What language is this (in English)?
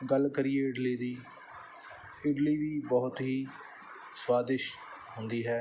Punjabi